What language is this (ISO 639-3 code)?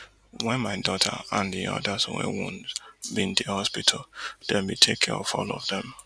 pcm